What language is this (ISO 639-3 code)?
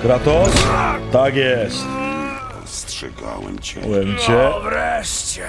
pol